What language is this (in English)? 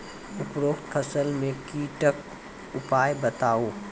Maithili